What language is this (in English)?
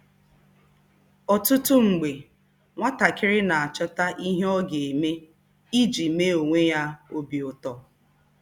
Igbo